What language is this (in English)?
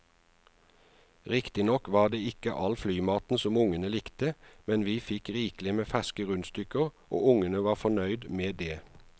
Norwegian